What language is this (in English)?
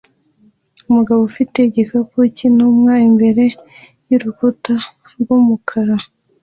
Kinyarwanda